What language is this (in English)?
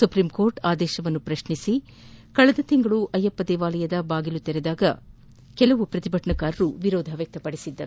Kannada